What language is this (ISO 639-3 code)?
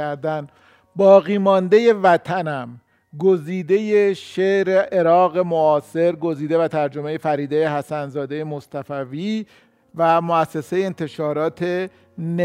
fas